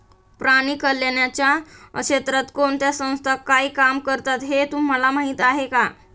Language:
Marathi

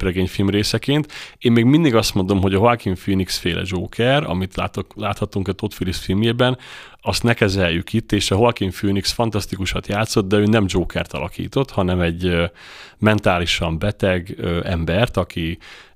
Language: Hungarian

